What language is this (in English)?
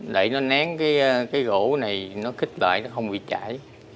Vietnamese